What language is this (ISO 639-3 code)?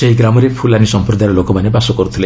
ori